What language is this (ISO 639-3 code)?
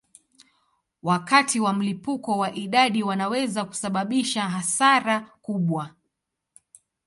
swa